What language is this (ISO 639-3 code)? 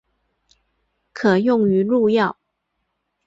zho